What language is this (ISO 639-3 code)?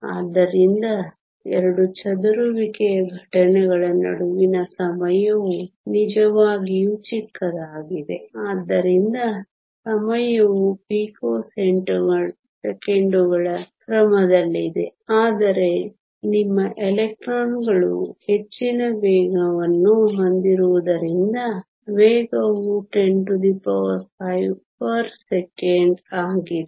kan